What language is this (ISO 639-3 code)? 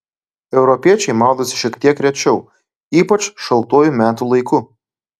lit